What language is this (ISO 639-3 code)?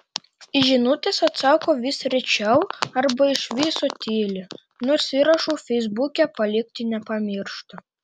lit